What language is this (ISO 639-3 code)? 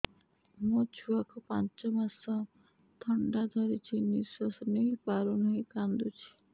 ori